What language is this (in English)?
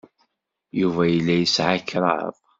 Kabyle